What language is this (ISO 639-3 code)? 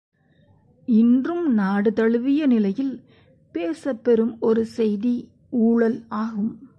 tam